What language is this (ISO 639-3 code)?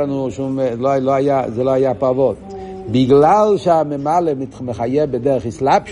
heb